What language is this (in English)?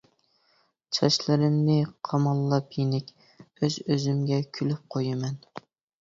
Uyghur